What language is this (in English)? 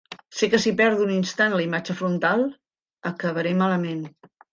Catalan